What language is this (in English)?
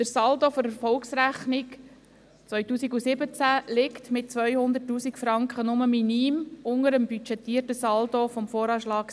Swiss German